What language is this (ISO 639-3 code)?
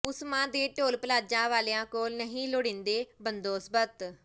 pan